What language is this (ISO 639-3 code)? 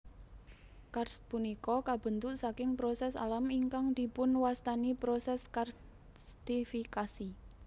jav